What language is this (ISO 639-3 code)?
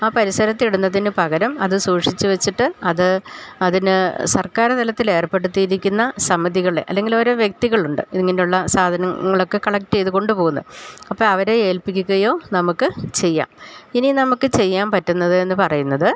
mal